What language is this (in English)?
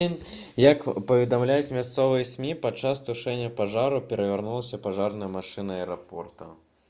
Belarusian